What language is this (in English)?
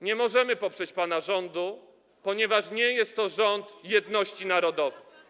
Polish